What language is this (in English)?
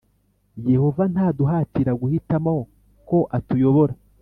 Kinyarwanda